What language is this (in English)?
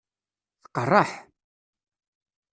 Kabyle